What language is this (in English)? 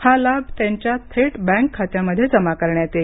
Marathi